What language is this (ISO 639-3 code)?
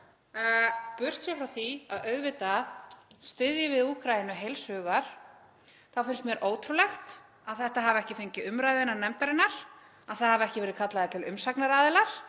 isl